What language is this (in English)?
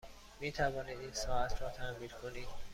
Persian